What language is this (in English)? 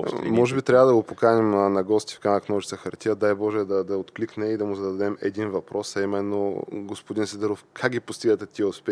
Bulgarian